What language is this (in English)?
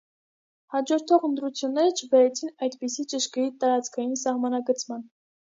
Armenian